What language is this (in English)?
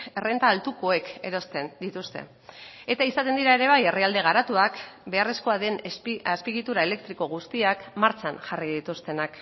Basque